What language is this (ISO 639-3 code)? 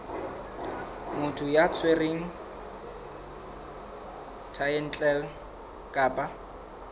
sot